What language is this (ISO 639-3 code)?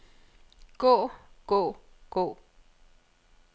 dan